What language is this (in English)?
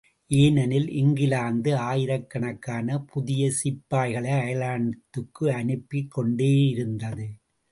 Tamil